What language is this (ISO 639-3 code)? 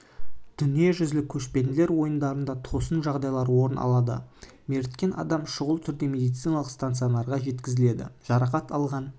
kaz